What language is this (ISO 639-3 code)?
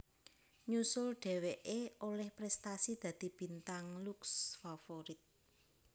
jav